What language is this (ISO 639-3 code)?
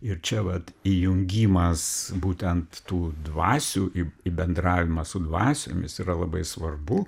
lit